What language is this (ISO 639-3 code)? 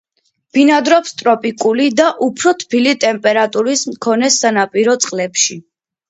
kat